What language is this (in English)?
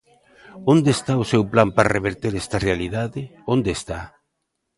Galician